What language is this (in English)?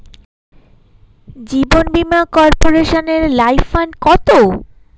Bangla